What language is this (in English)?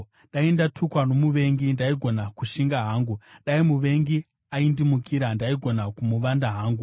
Shona